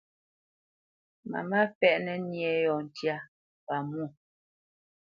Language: Bamenyam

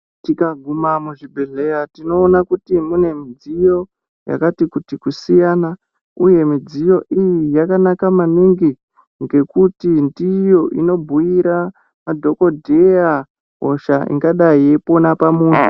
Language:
Ndau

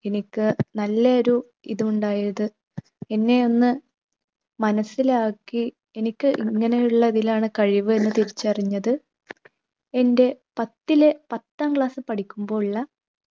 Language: Malayalam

